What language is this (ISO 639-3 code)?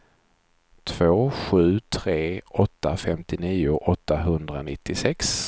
swe